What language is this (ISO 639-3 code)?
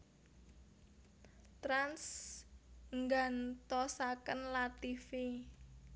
jav